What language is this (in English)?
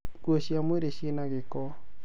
Kikuyu